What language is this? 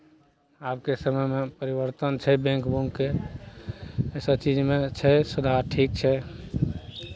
Maithili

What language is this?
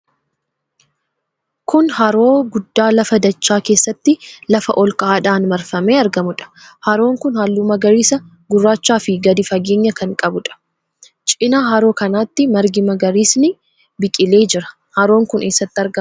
Oromo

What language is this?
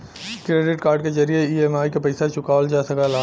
Bhojpuri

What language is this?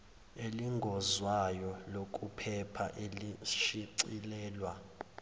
Zulu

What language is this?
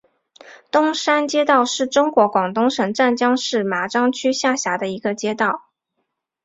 Chinese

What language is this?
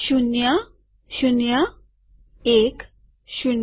Gujarati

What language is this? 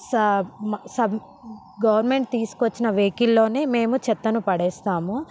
Telugu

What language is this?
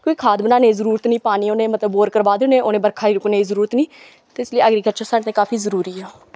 Dogri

